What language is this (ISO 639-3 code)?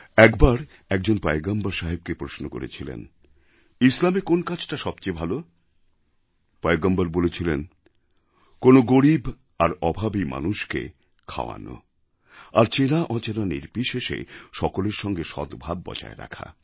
ben